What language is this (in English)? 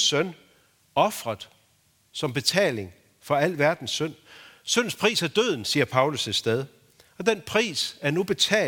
Danish